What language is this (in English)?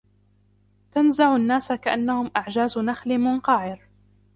Arabic